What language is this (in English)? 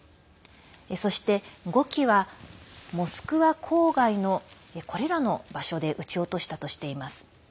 Japanese